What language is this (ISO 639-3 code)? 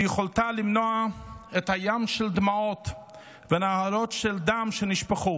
heb